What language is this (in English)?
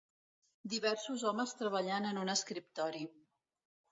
Catalan